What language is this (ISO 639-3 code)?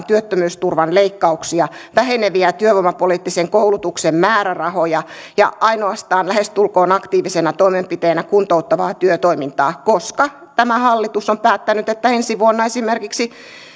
fin